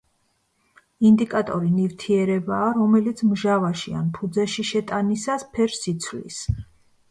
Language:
Georgian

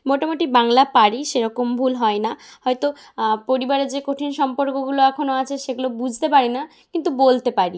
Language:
Bangla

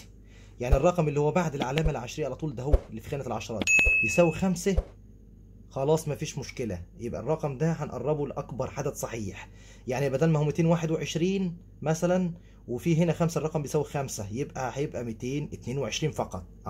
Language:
Arabic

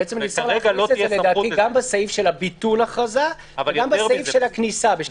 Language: Hebrew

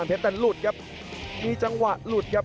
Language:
Thai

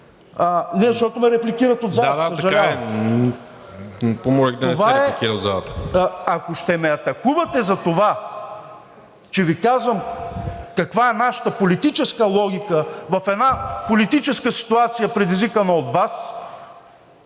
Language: Bulgarian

